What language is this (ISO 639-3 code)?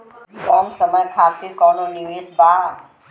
bho